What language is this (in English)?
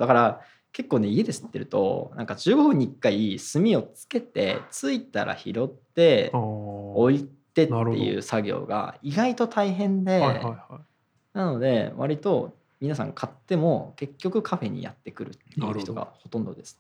Japanese